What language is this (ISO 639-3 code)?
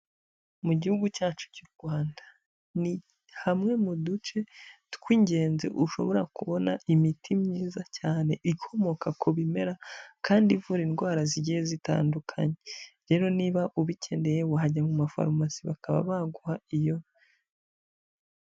kin